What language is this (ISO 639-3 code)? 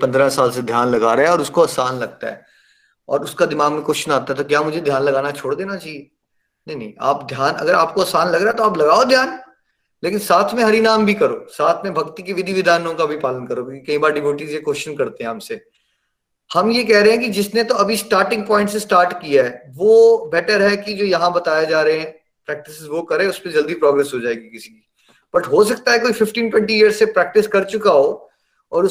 hin